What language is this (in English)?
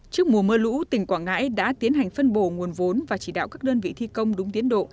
Vietnamese